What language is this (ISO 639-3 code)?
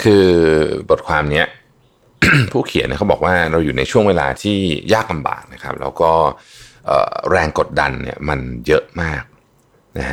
tha